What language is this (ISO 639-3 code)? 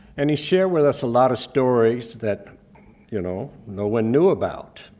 eng